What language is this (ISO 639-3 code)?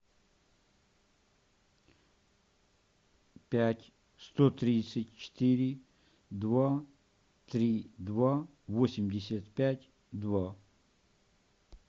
rus